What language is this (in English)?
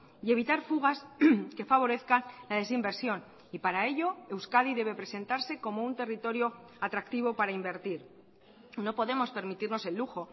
Spanish